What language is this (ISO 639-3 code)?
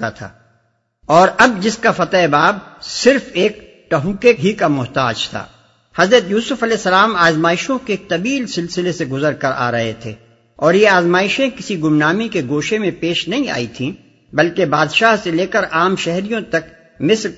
urd